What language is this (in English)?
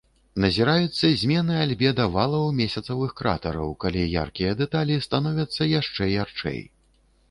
Belarusian